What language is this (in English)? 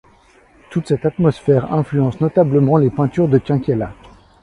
French